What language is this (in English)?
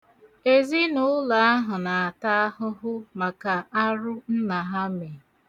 Igbo